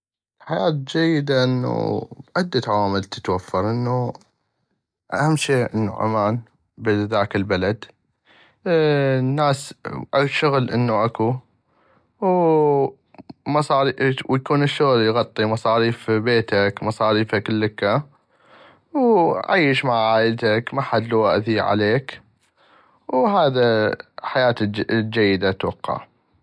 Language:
North Mesopotamian Arabic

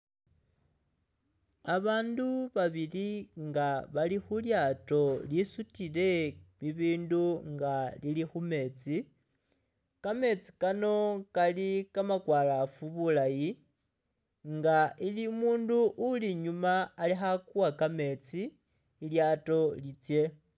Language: Masaaba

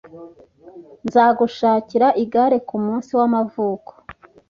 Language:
Kinyarwanda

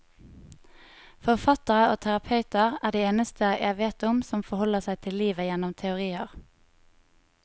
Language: Norwegian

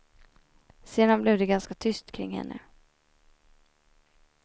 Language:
Swedish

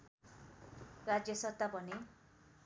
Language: Nepali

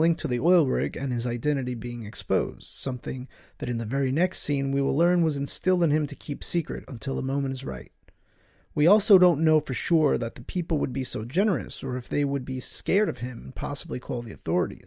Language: English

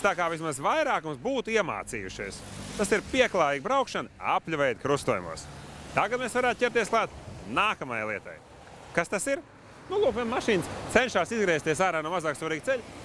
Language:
Latvian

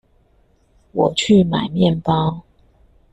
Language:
Chinese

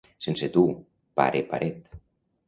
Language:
Catalan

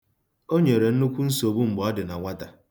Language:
Igbo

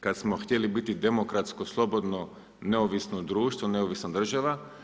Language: Croatian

